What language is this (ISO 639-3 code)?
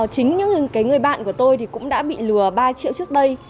vie